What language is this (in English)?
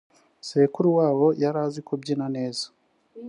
Kinyarwanda